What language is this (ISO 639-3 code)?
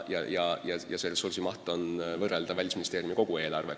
est